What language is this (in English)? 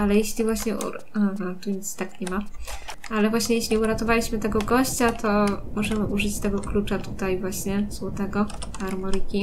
Polish